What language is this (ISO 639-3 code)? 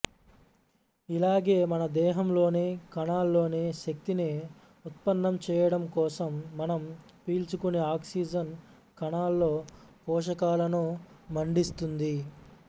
tel